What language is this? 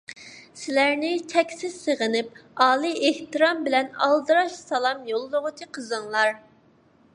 Uyghur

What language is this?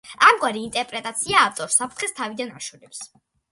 Georgian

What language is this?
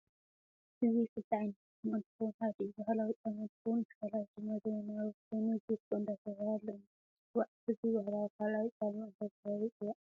Tigrinya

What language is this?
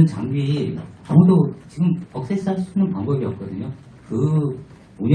Korean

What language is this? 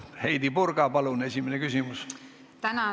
Estonian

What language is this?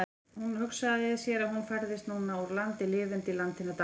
Icelandic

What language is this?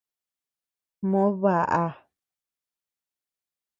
Tepeuxila Cuicatec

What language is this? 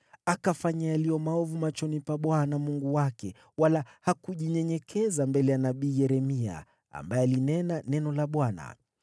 Swahili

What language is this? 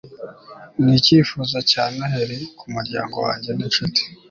Kinyarwanda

